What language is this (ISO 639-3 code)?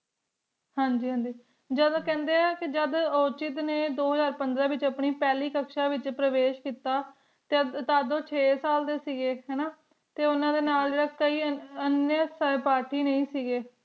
pan